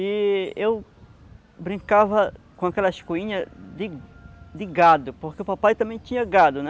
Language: Portuguese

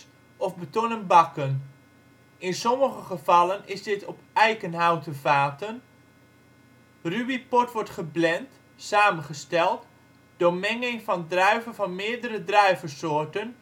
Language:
Dutch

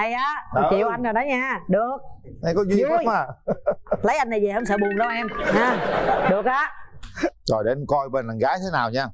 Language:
Vietnamese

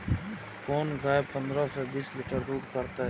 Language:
Maithili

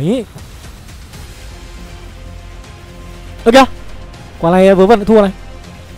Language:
Vietnamese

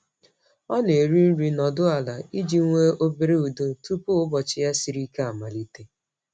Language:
Igbo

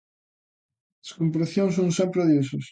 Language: Galician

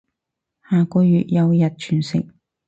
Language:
Cantonese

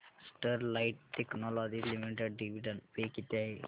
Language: Marathi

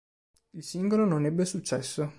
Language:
Italian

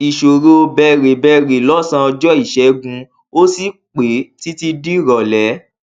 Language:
Yoruba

